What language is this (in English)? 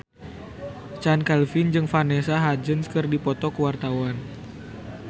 Sundanese